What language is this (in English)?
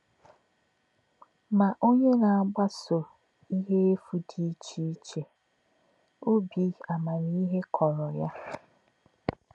Igbo